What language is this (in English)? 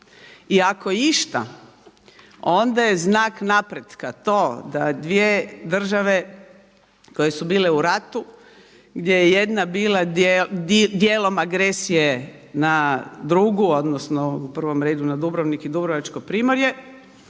Croatian